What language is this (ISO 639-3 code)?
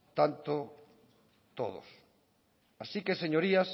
spa